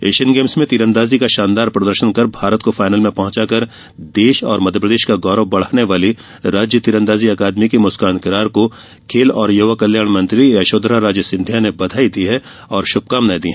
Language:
Hindi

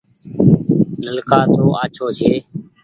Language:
Goaria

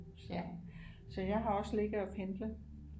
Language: Danish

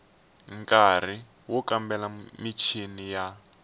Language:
Tsonga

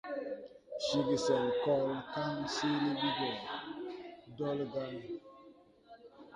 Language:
Tupuri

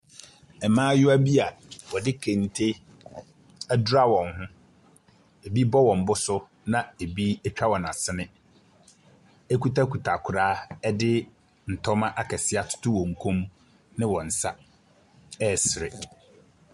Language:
Akan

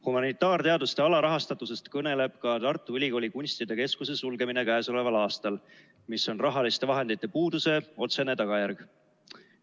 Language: Estonian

